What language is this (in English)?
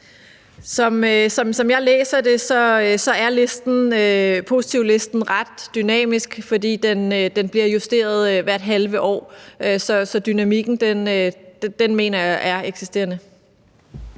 Danish